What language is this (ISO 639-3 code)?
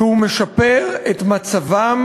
heb